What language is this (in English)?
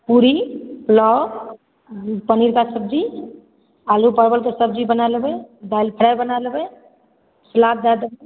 Maithili